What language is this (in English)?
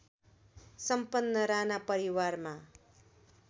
Nepali